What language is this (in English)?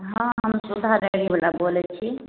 Maithili